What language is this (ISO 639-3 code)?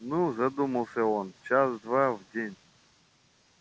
rus